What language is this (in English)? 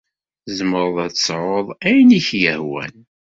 Kabyle